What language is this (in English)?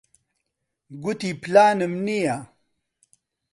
Central Kurdish